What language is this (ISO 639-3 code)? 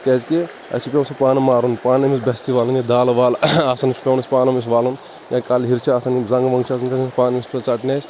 kas